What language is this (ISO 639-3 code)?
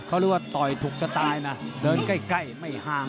tha